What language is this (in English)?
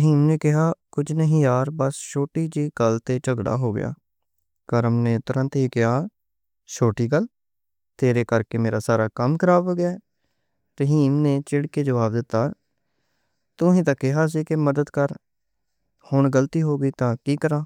Western Panjabi